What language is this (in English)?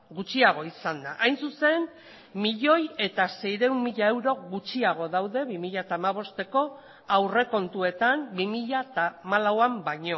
Basque